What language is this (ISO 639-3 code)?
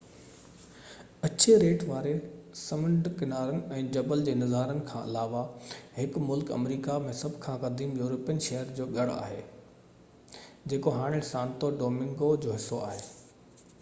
snd